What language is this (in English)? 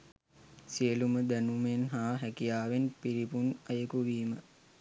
Sinhala